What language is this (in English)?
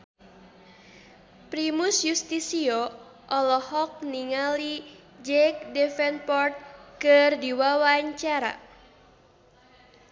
Sundanese